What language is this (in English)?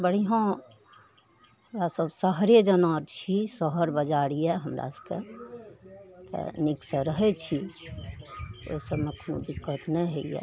Maithili